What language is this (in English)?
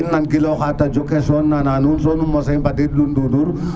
Serer